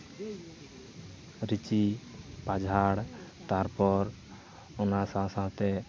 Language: Santali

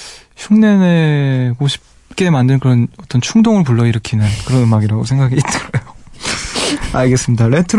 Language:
Korean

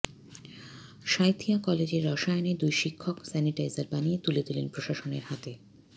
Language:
Bangla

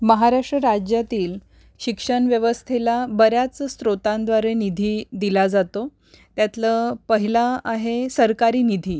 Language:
Marathi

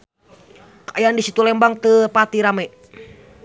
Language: Sundanese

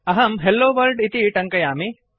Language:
Sanskrit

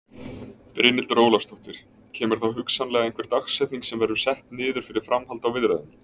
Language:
Icelandic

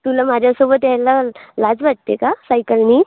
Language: Marathi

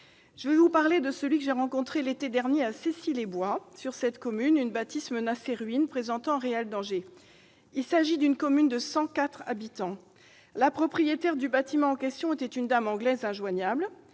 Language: French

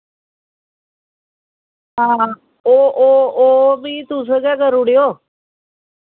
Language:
Dogri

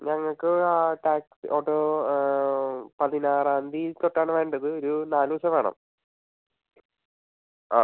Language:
Malayalam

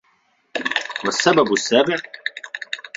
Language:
Arabic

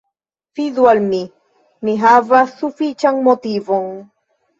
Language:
Esperanto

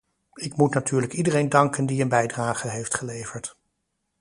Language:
Dutch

